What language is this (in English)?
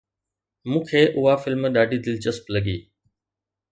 Sindhi